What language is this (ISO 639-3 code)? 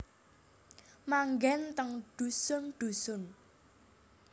jav